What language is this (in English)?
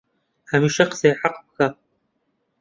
Central Kurdish